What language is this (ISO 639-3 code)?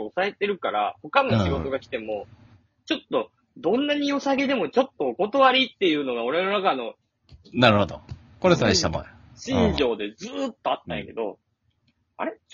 jpn